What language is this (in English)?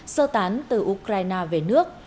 Vietnamese